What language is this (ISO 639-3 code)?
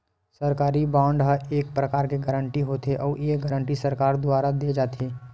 hne